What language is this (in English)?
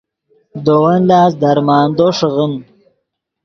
Yidgha